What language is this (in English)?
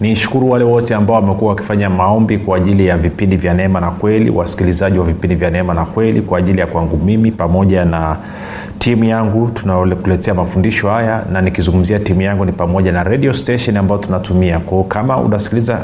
Swahili